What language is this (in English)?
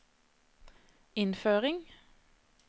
Norwegian